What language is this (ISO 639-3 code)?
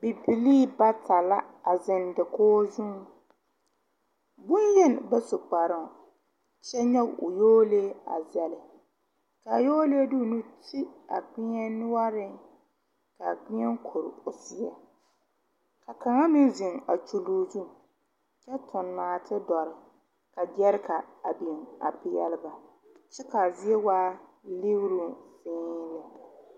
dga